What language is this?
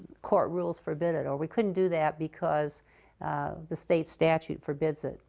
English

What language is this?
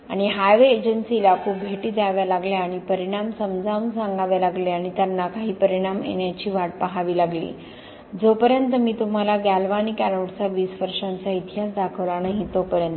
Marathi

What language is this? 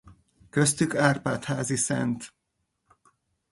Hungarian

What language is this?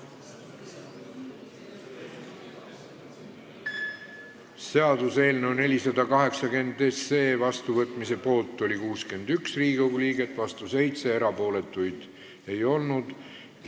Estonian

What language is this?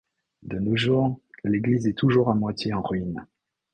French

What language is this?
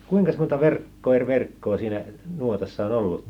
Finnish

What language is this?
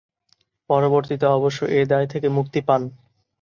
Bangla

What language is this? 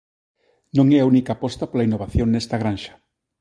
Galician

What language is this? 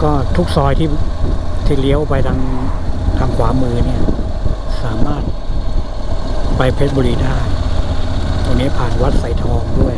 Thai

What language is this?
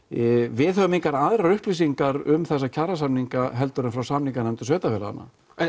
Icelandic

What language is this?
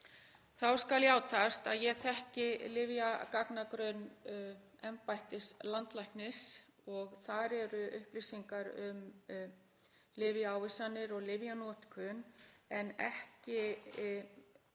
Icelandic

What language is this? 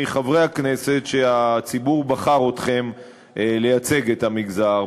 Hebrew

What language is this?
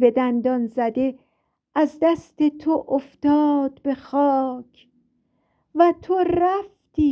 Persian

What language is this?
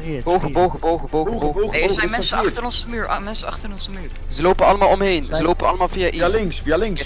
Dutch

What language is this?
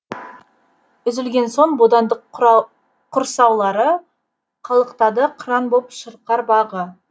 Kazakh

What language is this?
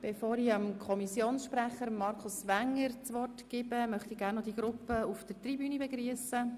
Swiss German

